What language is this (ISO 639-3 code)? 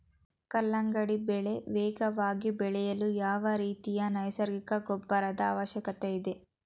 kan